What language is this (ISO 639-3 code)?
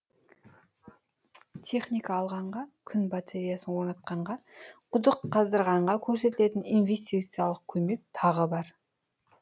kaz